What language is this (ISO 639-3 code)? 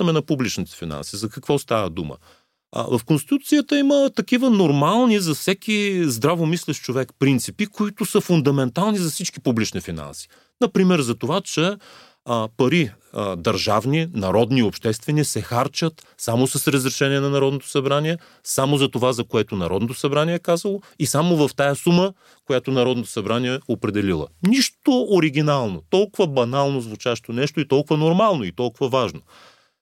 bul